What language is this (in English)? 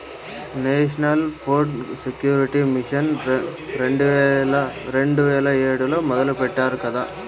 Telugu